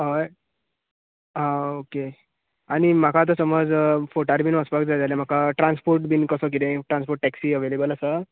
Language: Konkani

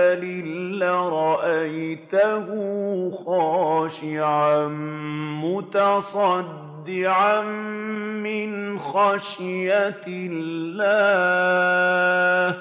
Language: Arabic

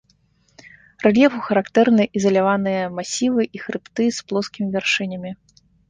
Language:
Belarusian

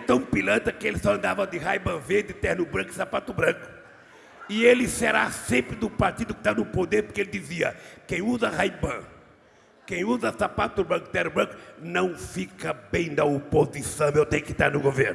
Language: Portuguese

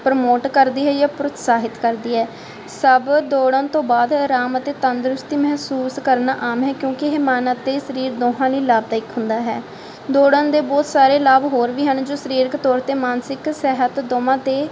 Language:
Punjabi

